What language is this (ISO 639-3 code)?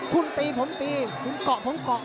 tha